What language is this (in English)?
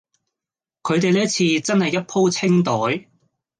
Cantonese